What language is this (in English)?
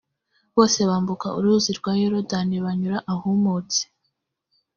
Kinyarwanda